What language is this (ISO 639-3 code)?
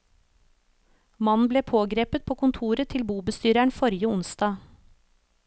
nor